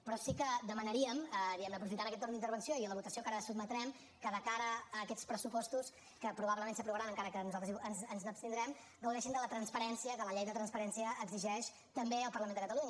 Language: Catalan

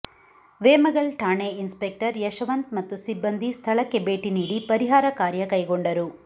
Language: Kannada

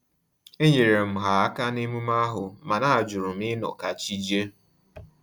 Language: Igbo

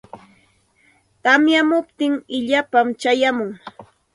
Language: Santa Ana de Tusi Pasco Quechua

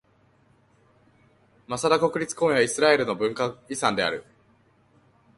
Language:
Japanese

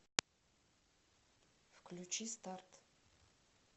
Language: Russian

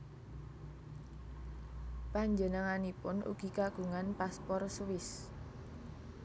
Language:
Javanese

